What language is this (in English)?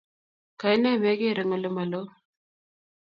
Kalenjin